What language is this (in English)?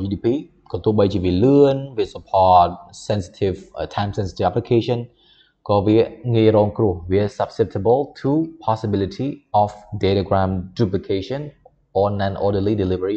Thai